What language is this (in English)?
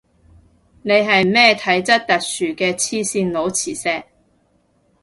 Cantonese